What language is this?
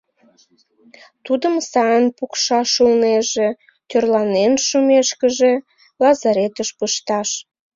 Mari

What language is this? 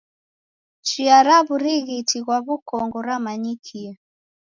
Taita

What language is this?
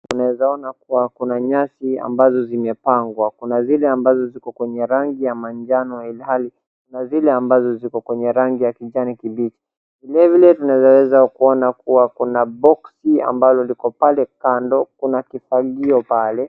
Swahili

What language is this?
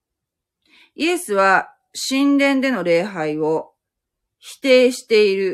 Japanese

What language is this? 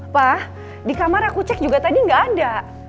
Indonesian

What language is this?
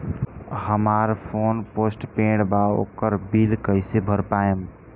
Bhojpuri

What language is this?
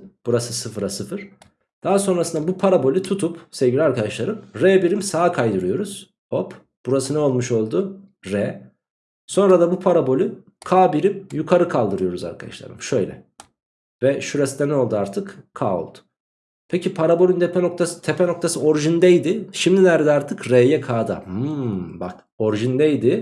Turkish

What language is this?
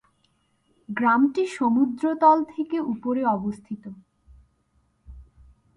Bangla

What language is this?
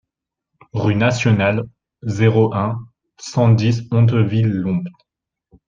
French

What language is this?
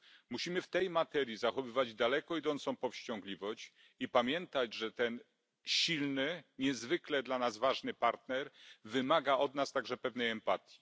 Polish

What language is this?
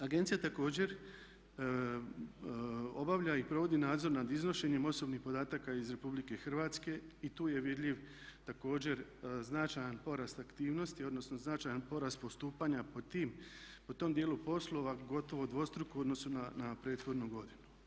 Croatian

